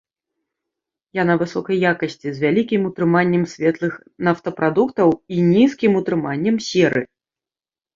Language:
Belarusian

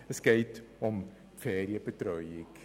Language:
Swiss German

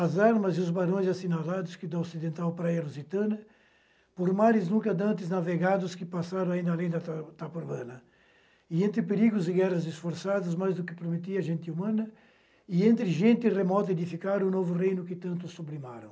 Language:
Portuguese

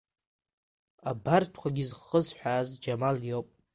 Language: Abkhazian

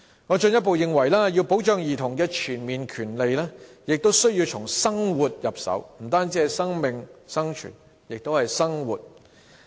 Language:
Cantonese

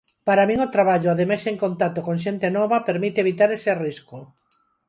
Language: Galician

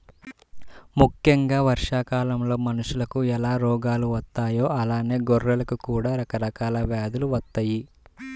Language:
Telugu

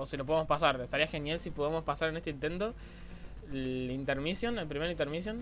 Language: Spanish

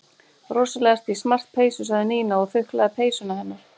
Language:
Icelandic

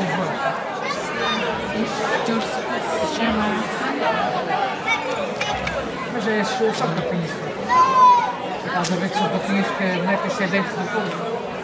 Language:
Portuguese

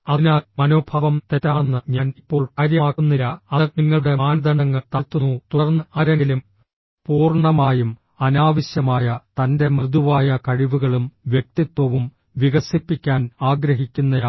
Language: Malayalam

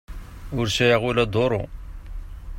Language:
Kabyle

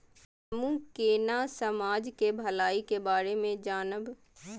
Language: Maithili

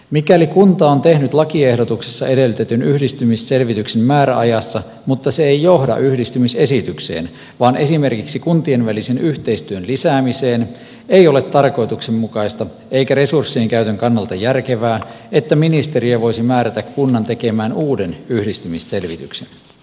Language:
Finnish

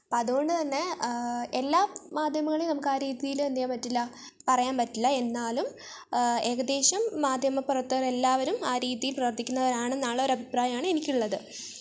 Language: Malayalam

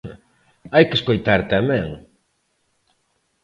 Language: Galician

